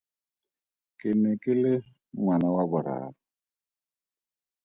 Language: Tswana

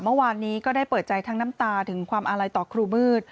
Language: Thai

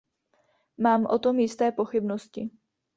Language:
Czech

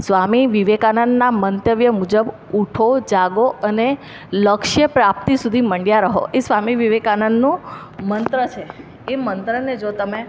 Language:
Gujarati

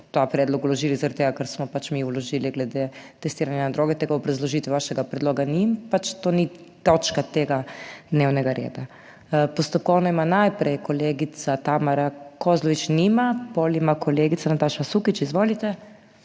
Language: Slovenian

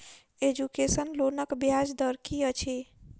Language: Maithili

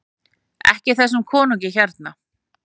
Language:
Icelandic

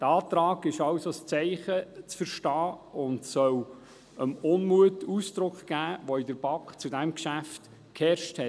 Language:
Swiss German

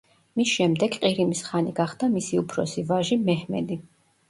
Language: Georgian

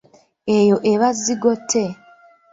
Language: Ganda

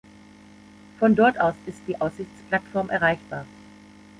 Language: German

